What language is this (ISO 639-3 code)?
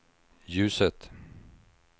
swe